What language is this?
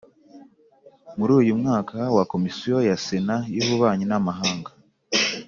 Kinyarwanda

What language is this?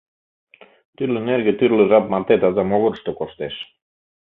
Mari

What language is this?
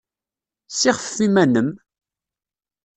Kabyle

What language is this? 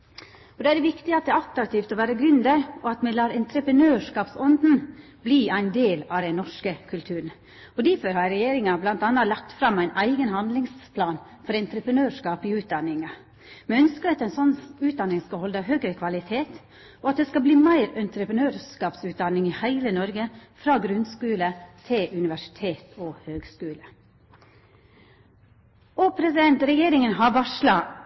Norwegian Nynorsk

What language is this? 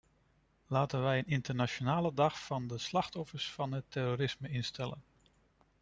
Dutch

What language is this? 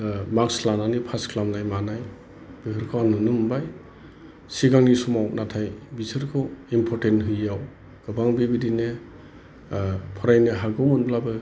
Bodo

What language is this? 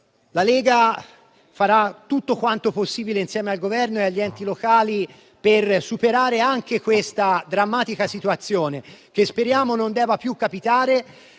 Italian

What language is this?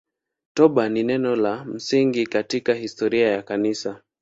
Swahili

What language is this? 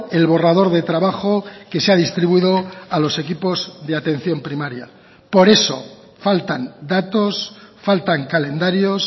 Spanish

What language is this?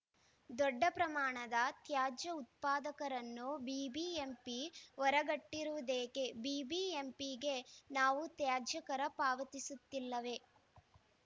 Kannada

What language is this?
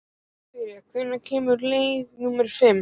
Icelandic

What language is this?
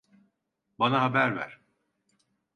Turkish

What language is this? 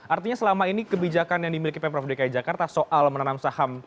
Indonesian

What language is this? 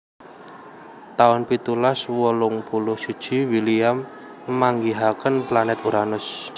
Javanese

